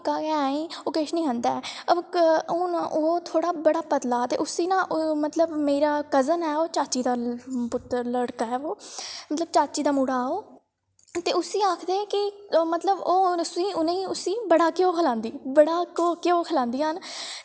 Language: Dogri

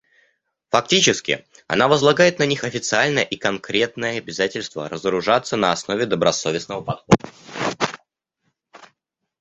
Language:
Russian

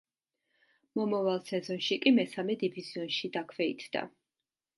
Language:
Georgian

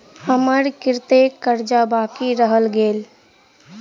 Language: Maithili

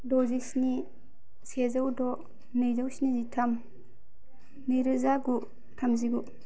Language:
Bodo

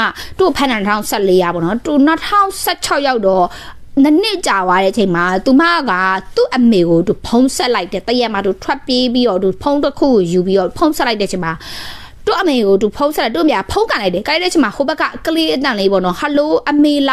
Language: Thai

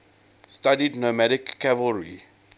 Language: English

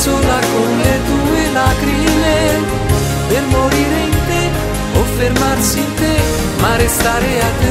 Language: Romanian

